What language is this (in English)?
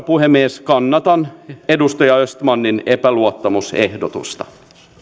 Finnish